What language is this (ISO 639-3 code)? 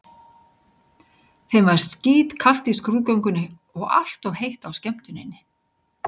isl